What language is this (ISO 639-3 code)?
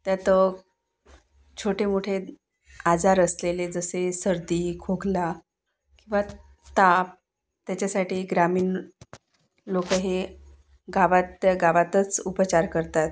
mar